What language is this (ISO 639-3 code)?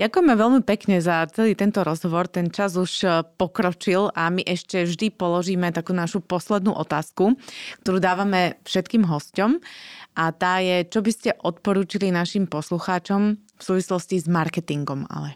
slk